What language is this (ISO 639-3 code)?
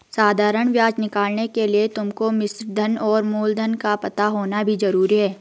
hin